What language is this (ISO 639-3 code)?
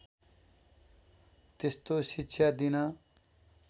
nep